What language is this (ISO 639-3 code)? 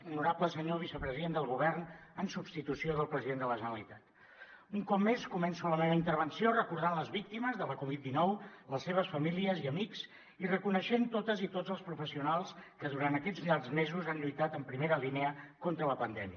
cat